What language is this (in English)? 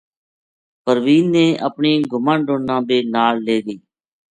Gujari